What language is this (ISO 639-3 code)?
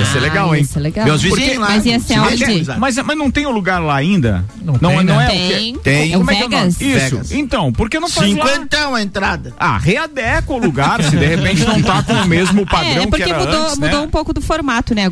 por